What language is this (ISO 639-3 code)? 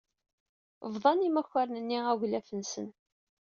kab